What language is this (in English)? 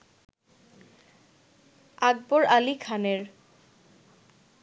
Bangla